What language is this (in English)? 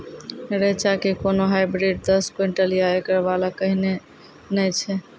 Maithili